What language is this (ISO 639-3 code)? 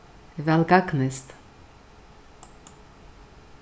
fao